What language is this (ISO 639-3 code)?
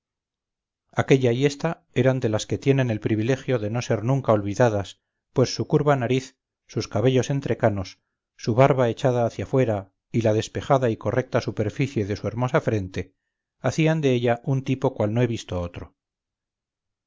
spa